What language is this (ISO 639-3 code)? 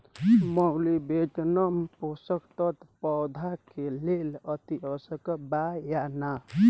bho